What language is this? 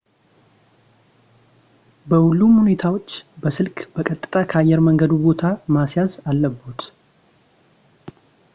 Amharic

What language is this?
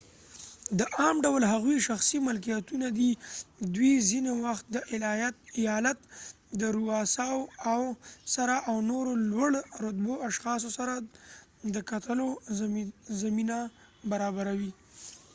Pashto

